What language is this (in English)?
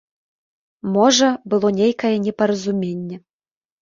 Belarusian